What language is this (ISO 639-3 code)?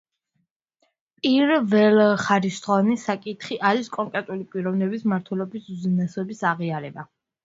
kat